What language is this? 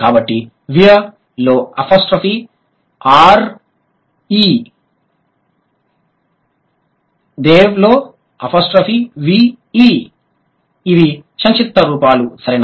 Telugu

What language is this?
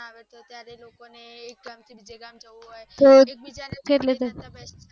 Gujarati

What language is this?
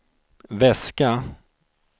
Swedish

